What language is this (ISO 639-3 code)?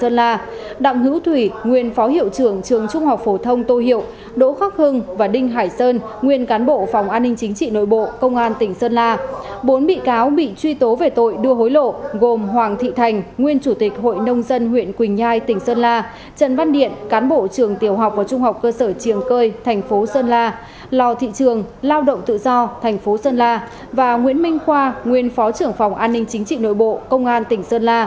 vie